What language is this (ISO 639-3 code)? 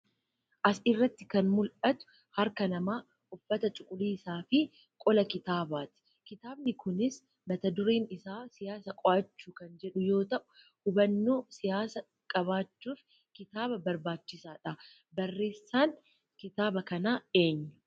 orm